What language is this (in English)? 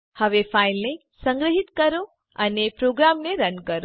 Gujarati